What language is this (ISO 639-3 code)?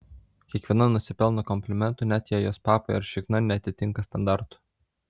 lit